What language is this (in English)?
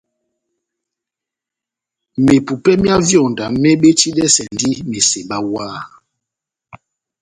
Batanga